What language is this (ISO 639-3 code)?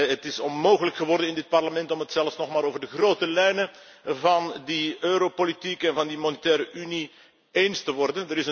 nld